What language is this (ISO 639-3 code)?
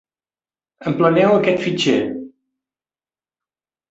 cat